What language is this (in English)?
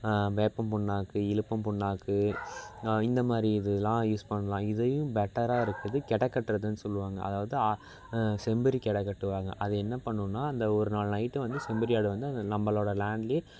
Tamil